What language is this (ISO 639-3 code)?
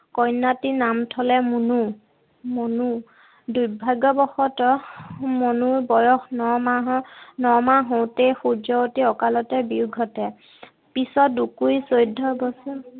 asm